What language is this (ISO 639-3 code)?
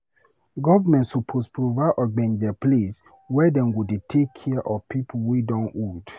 pcm